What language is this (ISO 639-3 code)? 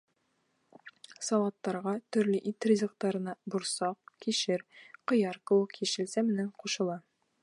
bak